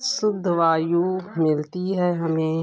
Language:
Hindi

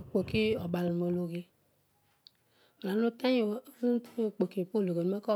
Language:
Odual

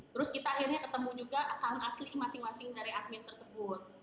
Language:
Indonesian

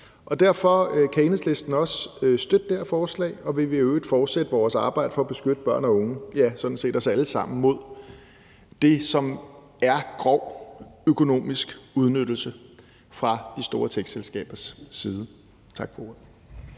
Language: Danish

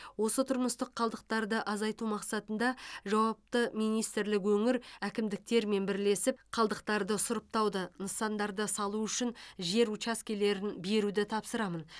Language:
Kazakh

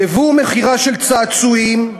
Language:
Hebrew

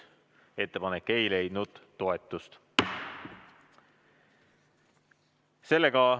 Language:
Estonian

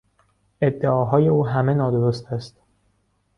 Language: Persian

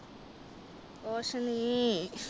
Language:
Punjabi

